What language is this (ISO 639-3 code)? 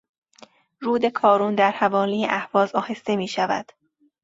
fas